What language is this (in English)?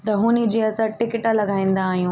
Sindhi